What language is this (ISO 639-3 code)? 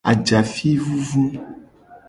gej